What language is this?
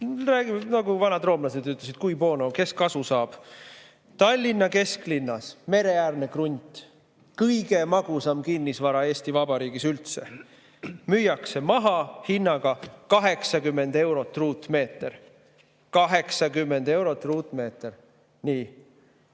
Estonian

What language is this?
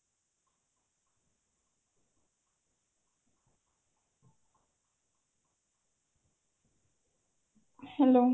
Odia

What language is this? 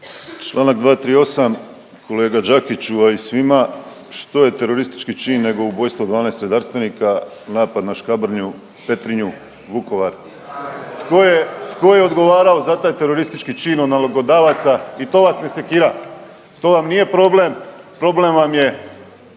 Croatian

